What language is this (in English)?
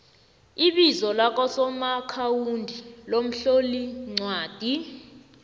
South Ndebele